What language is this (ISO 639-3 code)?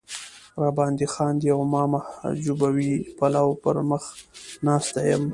pus